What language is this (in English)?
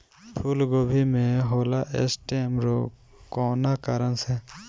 Bhojpuri